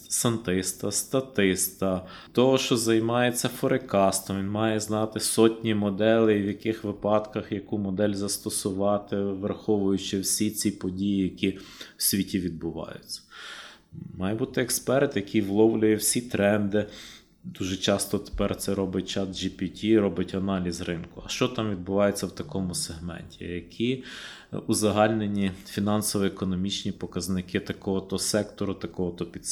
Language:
Ukrainian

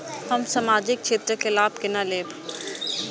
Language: Maithili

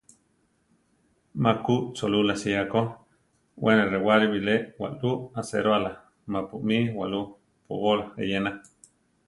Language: Central Tarahumara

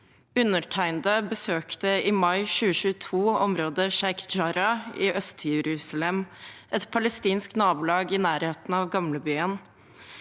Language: Norwegian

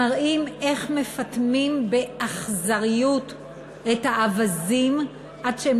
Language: Hebrew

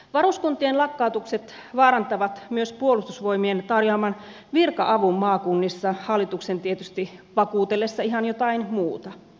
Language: Finnish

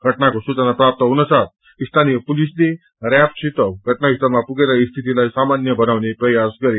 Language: Nepali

